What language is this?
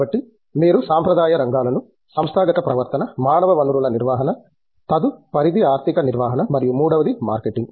Telugu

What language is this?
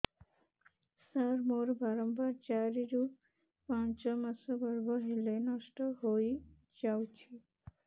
Odia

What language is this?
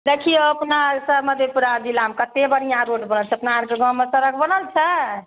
Maithili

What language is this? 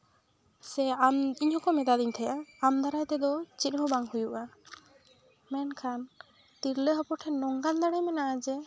Santali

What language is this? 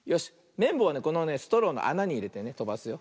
Japanese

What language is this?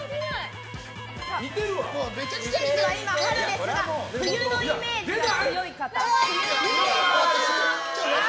Japanese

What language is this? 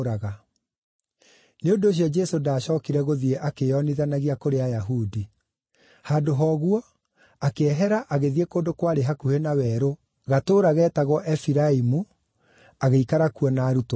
Kikuyu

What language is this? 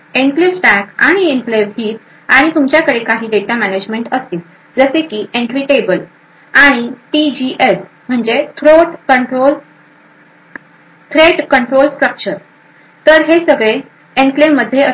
Marathi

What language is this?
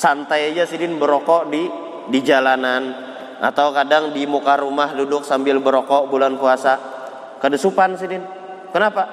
Indonesian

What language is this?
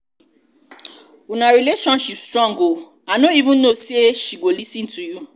Nigerian Pidgin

